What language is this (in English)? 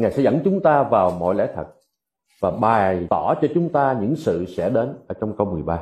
Vietnamese